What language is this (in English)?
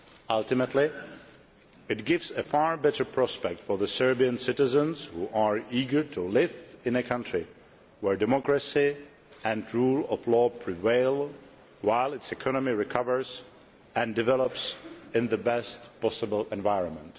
English